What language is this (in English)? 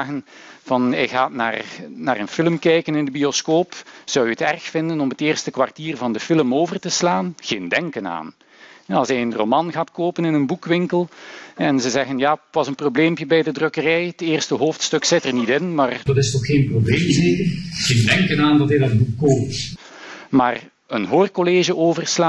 Dutch